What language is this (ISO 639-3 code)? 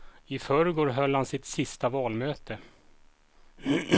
swe